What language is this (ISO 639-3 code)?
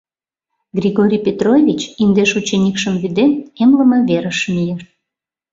chm